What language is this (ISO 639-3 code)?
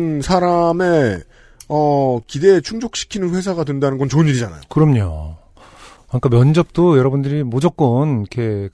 kor